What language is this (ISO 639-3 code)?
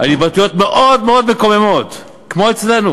heb